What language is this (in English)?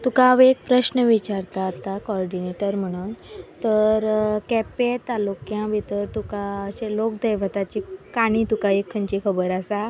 Konkani